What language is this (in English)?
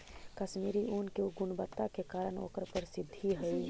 Magahi